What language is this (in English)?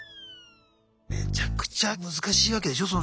Japanese